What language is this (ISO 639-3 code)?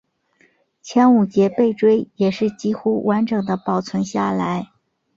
zho